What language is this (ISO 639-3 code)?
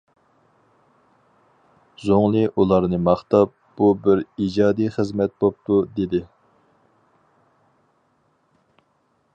uig